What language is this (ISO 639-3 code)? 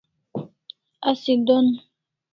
kls